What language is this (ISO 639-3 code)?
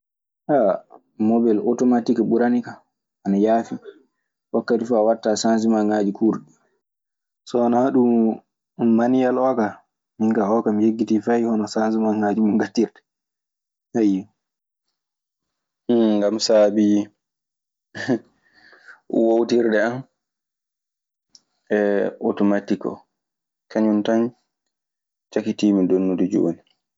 ffm